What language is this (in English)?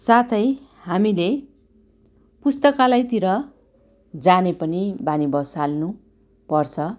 Nepali